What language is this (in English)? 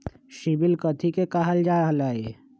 Magahi